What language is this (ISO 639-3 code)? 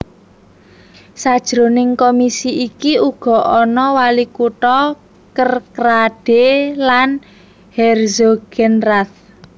jav